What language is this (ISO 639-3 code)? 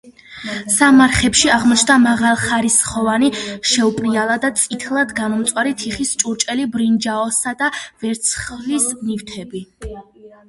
kat